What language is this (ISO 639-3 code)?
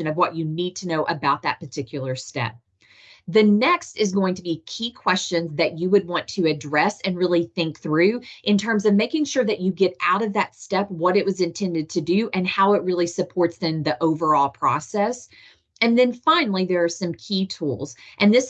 eng